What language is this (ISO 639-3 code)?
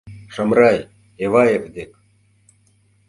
chm